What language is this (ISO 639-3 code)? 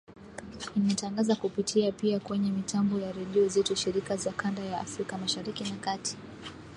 swa